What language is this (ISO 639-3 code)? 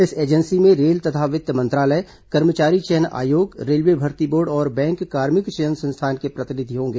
hin